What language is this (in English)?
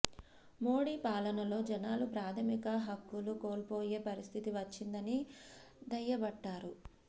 Telugu